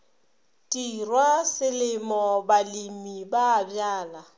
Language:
Northern Sotho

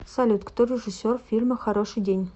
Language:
Russian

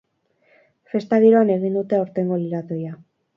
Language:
Basque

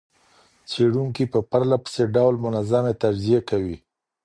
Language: Pashto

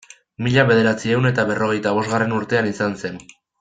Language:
Basque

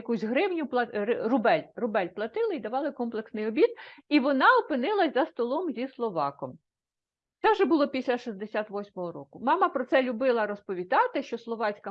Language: Ukrainian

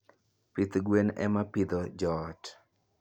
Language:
Luo (Kenya and Tanzania)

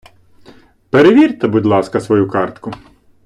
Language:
Ukrainian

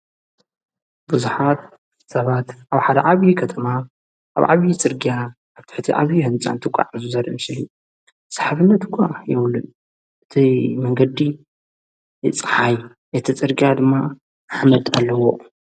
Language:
Tigrinya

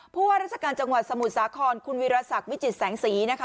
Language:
Thai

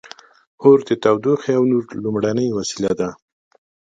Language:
Pashto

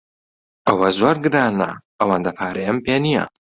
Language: Central Kurdish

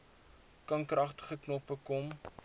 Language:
Afrikaans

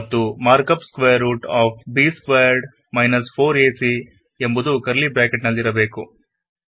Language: Kannada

